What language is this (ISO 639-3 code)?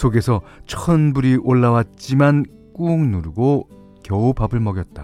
kor